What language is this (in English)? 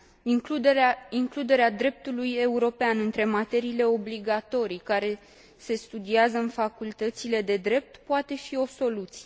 Romanian